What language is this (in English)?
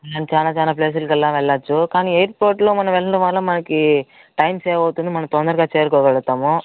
Telugu